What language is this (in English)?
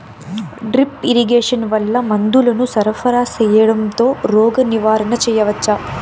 Telugu